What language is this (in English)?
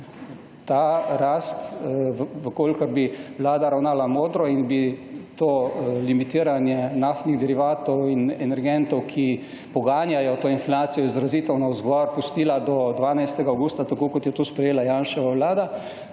Slovenian